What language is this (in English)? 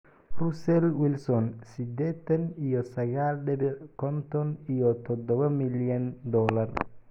Somali